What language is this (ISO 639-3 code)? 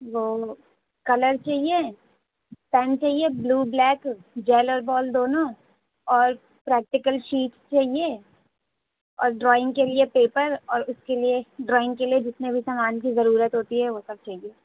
urd